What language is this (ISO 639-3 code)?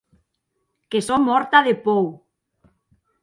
oci